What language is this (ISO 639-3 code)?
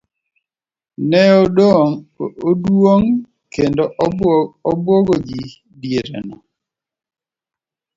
luo